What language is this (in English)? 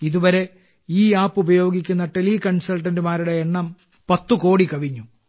Malayalam